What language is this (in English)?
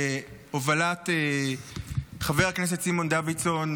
Hebrew